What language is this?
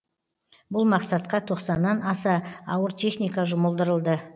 Kazakh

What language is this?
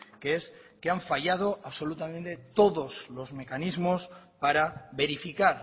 Spanish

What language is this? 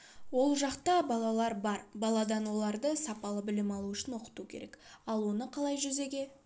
Kazakh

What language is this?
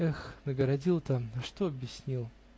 Russian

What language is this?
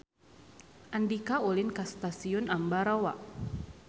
Sundanese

